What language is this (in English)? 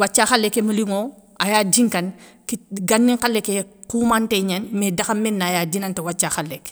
Soninke